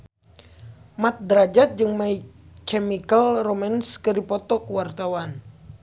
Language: Sundanese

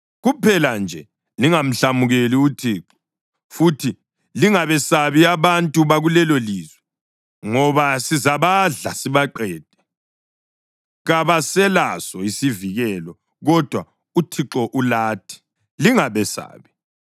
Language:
North Ndebele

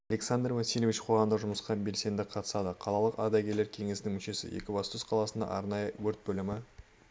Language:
Kazakh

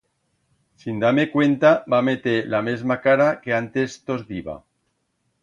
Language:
Aragonese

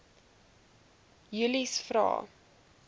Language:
Afrikaans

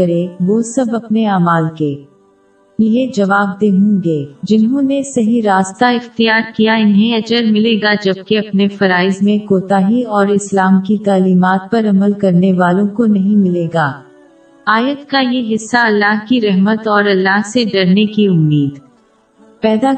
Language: Urdu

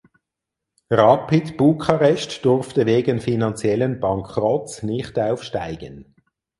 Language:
German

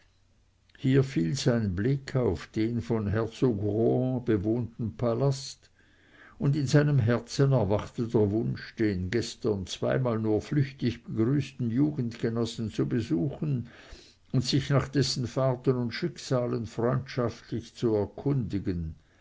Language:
German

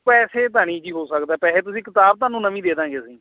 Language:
Punjabi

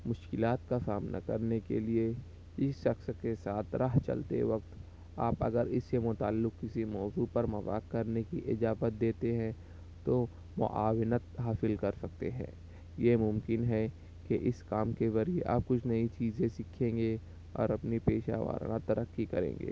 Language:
Urdu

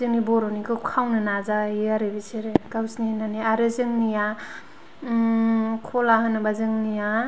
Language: Bodo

